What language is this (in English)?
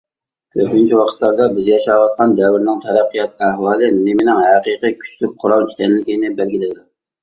Uyghur